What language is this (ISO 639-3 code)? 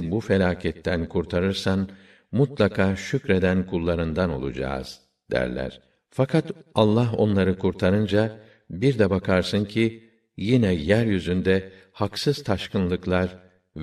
tur